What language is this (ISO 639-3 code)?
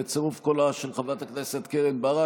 heb